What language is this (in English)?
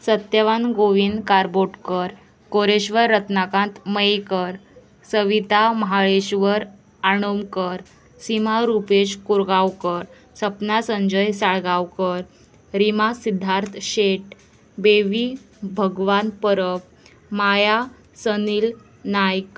Konkani